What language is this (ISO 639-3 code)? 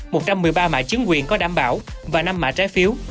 vie